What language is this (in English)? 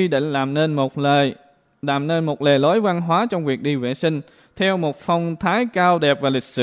Vietnamese